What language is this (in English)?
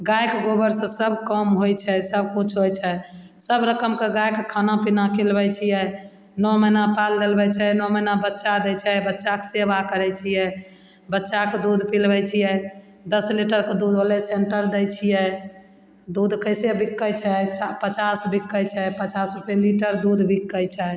Maithili